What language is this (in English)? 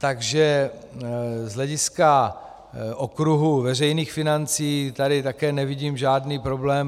Czech